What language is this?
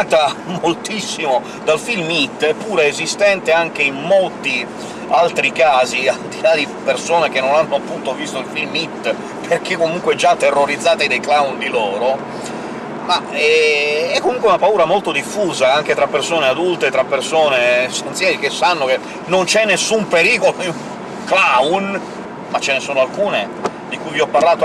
Italian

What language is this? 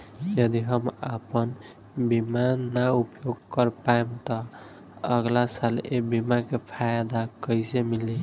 Bhojpuri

